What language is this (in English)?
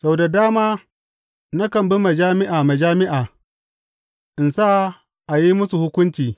Hausa